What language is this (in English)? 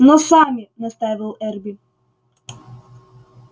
Russian